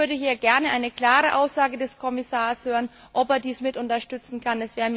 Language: German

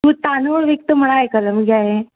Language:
Konkani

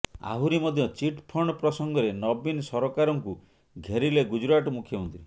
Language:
Odia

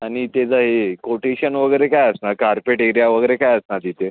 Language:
Marathi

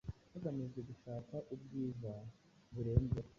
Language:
Kinyarwanda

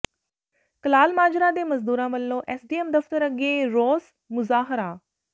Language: Punjabi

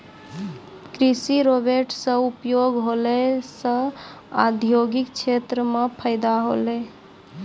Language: Maithili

